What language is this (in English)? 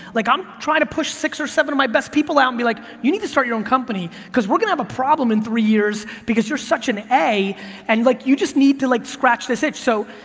English